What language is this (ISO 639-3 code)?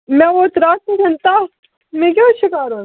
kas